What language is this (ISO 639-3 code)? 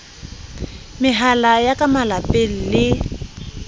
sot